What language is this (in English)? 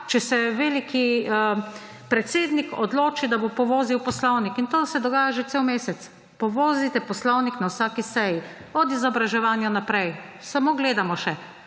Slovenian